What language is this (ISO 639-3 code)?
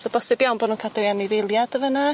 cym